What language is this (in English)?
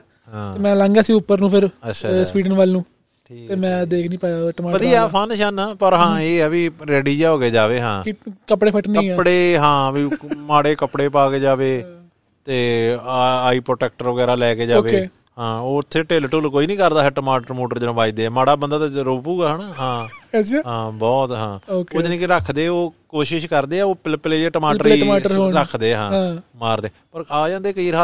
Punjabi